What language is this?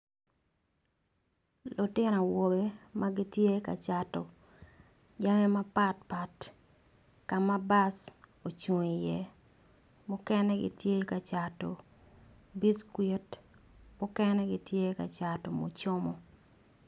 Acoli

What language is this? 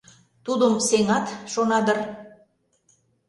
Mari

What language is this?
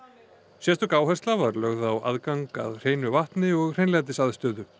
Icelandic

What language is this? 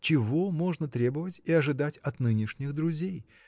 Russian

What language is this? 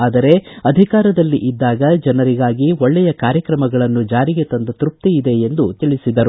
Kannada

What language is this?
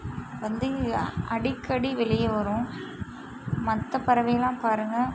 Tamil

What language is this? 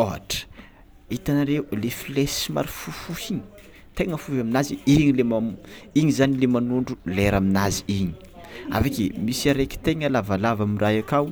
Tsimihety Malagasy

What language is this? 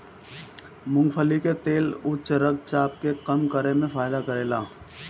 Bhojpuri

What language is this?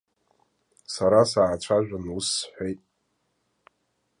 Abkhazian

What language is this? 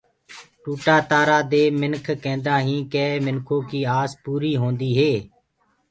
Gurgula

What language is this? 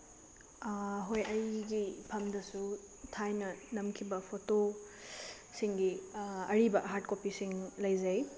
Manipuri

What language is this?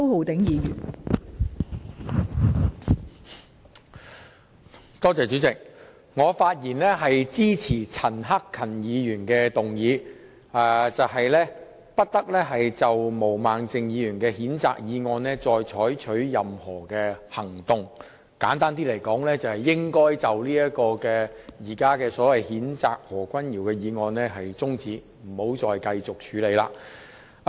Cantonese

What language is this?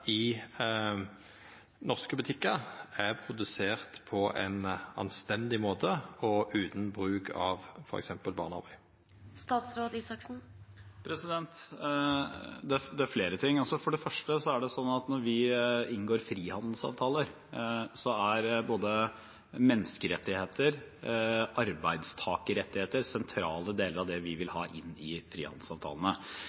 Norwegian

